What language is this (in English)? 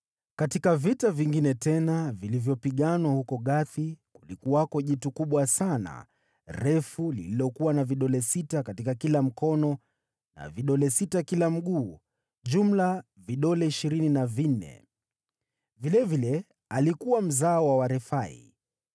Swahili